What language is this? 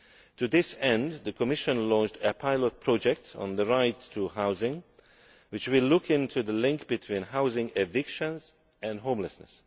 English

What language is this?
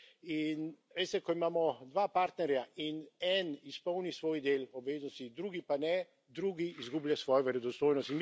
Slovenian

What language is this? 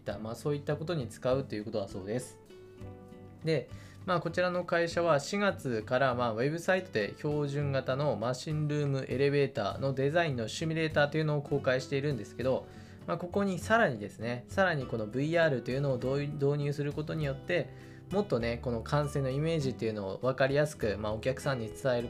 Japanese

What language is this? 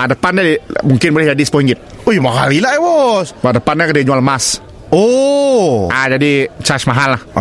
Malay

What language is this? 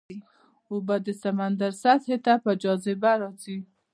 Pashto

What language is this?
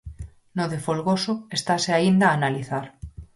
Galician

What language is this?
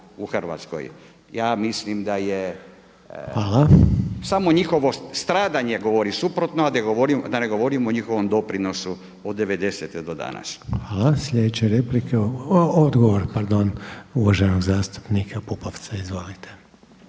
Croatian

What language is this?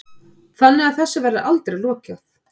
Icelandic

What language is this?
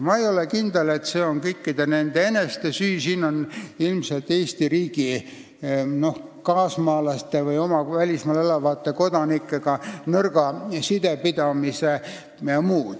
Estonian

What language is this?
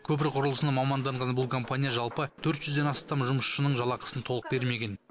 Kazakh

